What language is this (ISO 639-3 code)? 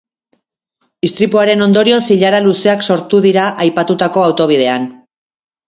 eus